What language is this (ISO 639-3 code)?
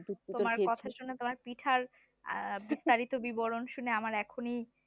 ben